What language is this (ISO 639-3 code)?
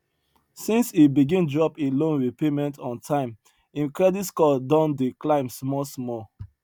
pcm